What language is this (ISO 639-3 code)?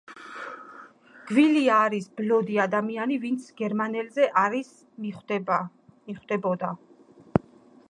kat